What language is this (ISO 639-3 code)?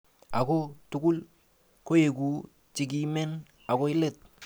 kln